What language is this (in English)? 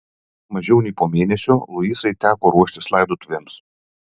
Lithuanian